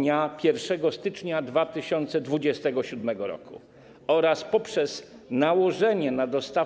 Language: Polish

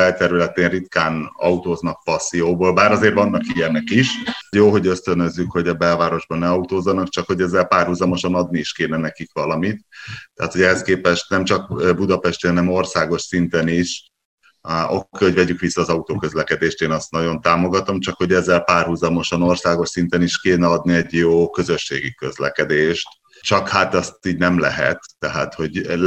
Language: Hungarian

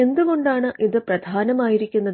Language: Malayalam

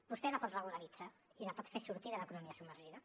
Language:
Catalan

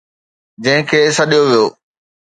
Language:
Sindhi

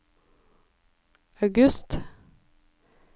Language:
Norwegian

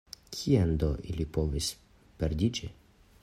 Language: Esperanto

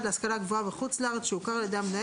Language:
Hebrew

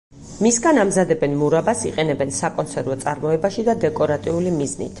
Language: Georgian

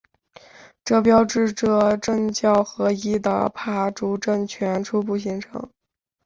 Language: Chinese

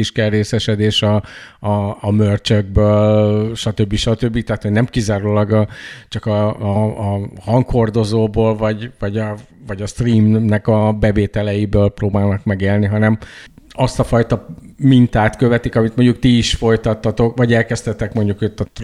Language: Hungarian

